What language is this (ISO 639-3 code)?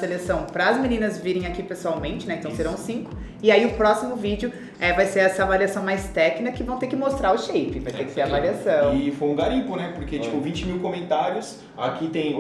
por